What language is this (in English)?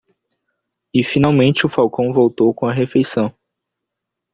Portuguese